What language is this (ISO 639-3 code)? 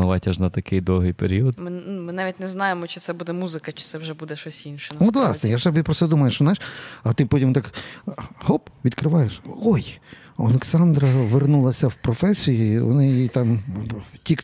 ukr